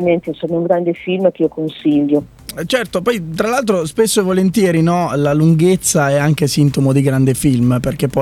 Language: Italian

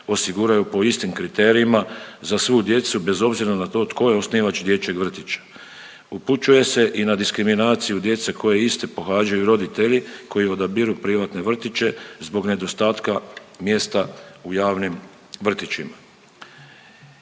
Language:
Croatian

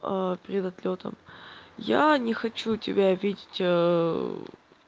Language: Russian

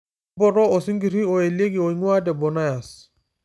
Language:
Masai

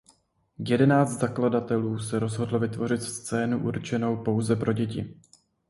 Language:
Czech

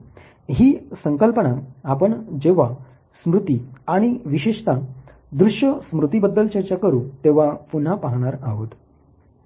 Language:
Marathi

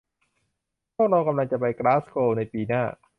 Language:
Thai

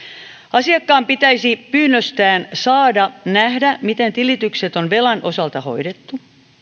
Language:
Finnish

